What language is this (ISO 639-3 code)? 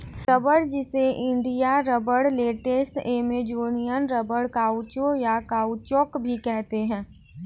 hin